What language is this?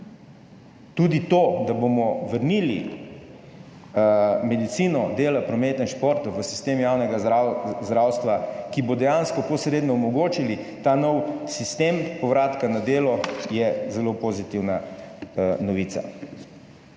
Slovenian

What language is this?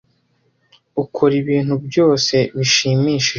Kinyarwanda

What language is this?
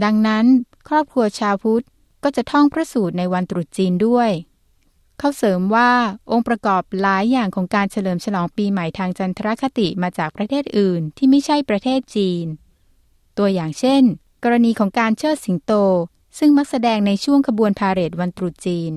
Thai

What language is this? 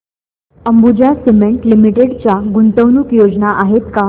Marathi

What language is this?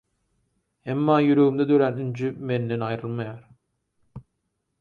Turkmen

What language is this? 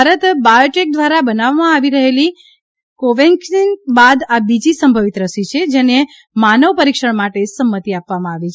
Gujarati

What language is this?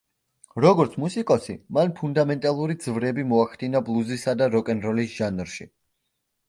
Georgian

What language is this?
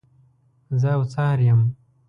Pashto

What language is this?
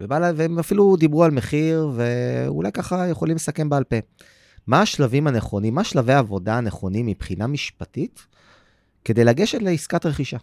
Hebrew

